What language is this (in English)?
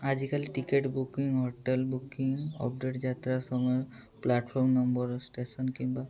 Odia